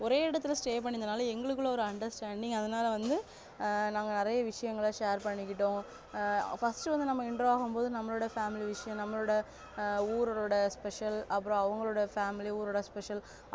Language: Tamil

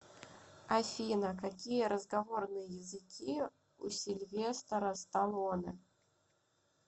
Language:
Russian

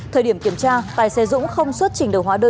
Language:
Vietnamese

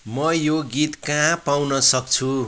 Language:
Nepali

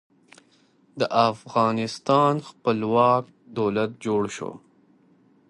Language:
Pashto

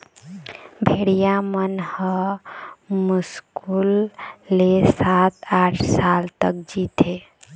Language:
Chhattisgarhi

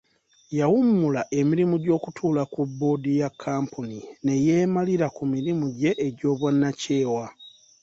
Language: Ganda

